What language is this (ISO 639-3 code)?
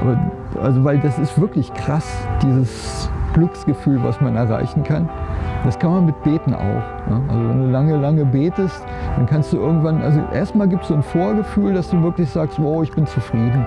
deu